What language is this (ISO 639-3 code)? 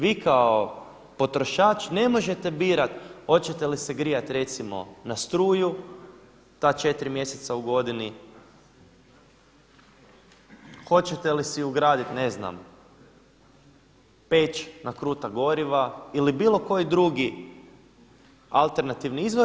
hrv